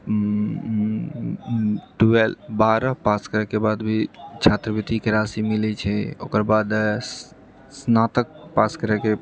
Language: Maithili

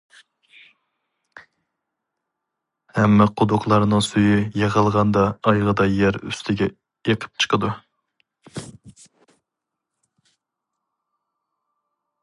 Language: Uyghur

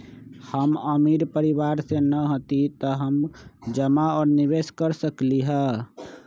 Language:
Magahi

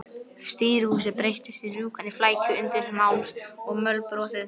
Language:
Icelandic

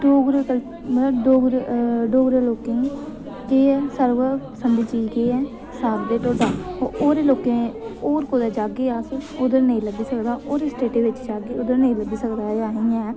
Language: Dogri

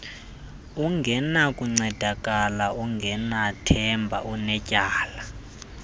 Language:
Xhosa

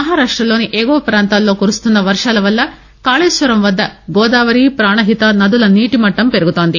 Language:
Telugu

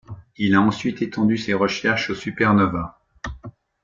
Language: French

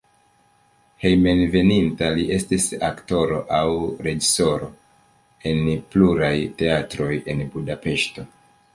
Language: Esperanto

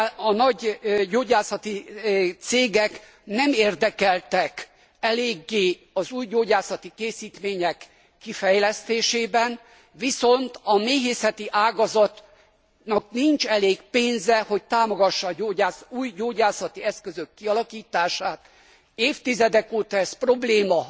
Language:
Hungarian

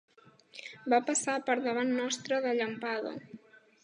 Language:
Catalan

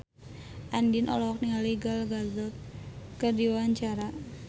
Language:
Sundanese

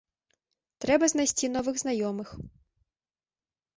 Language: Belarusian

